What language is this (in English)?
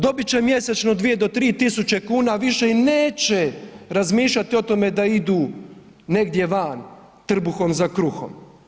Croatian